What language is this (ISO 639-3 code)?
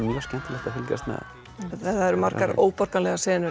isl